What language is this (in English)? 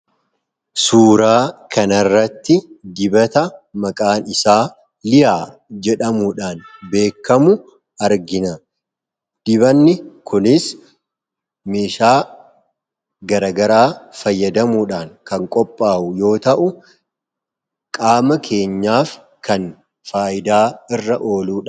Oromo